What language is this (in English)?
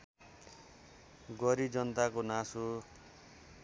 Nepali